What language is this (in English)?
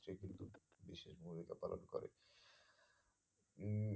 Bangla